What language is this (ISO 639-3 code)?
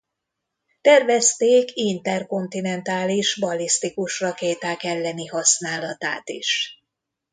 hun